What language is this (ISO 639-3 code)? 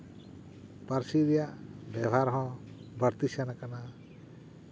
sat